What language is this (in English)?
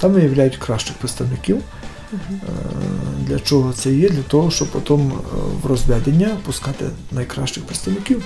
Ukrainian